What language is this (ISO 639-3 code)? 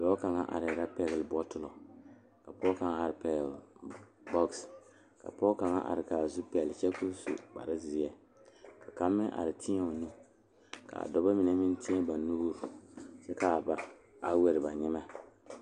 dga